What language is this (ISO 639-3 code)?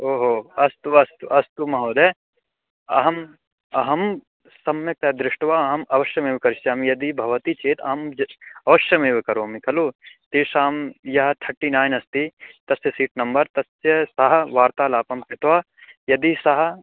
san